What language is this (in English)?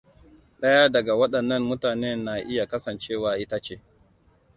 Hausa